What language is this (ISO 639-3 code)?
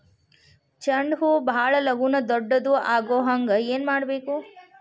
kan